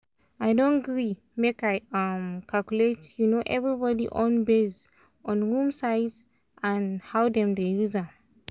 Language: Nigerian Pidgin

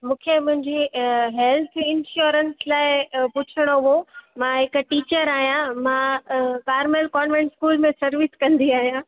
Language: Sindhi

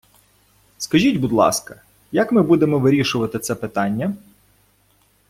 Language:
Ukrainian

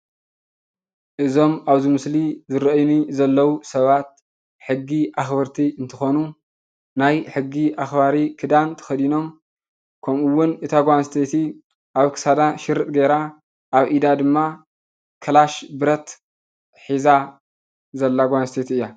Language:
Tigrinya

